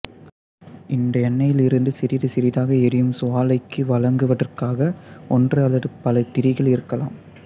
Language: Tamil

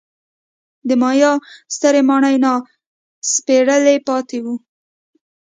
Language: Pashto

